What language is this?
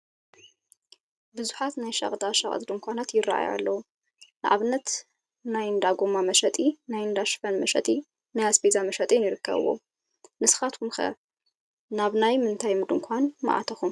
Tigrinya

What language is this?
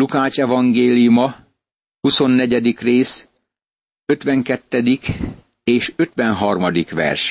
Hungarian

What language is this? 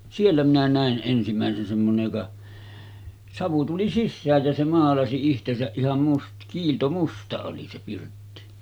Finnish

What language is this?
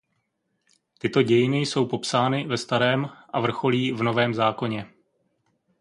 Czech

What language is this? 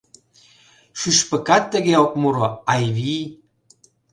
Mari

